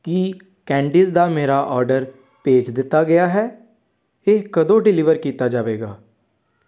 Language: Punjabi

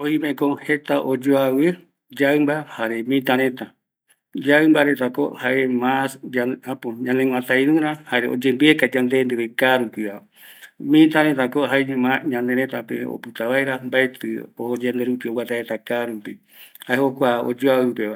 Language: Eastern Bolivian Guaraní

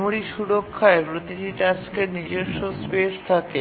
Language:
Bangla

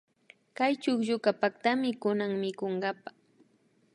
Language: Imbabura Highland Quichua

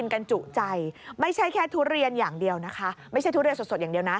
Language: Thai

